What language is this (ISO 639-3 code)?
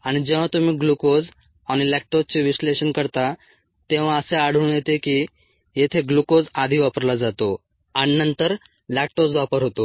mar